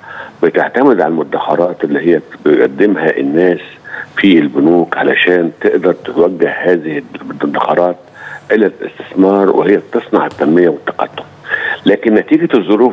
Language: Arabic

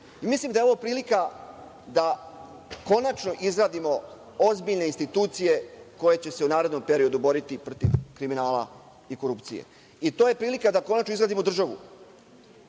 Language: Serbian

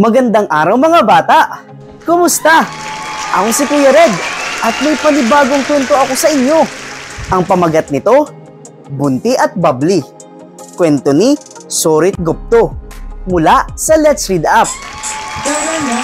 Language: Filipino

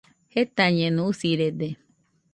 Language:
Nüpode Huitoto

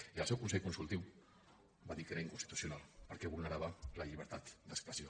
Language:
Catalan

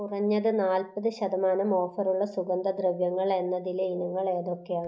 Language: Malayalam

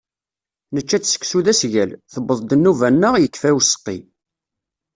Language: Kabyle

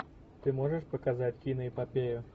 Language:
Russian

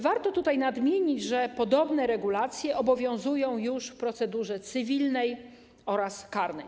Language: Polish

